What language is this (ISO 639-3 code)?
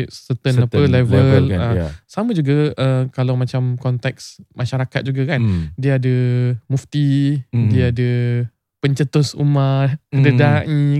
msa